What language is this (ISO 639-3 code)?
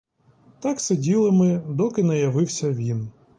ukr